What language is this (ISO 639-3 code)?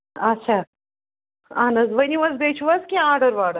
kas